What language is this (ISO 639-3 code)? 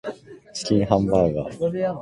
jpn